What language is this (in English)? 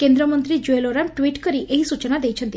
Odia